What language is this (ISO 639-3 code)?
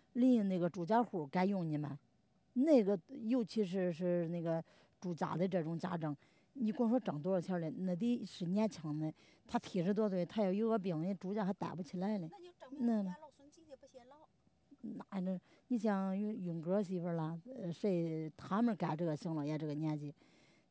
zho